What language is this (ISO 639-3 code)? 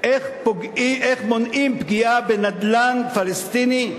heb